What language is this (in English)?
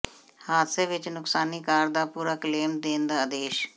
Punjabi